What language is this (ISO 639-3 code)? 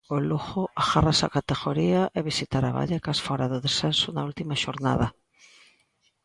glg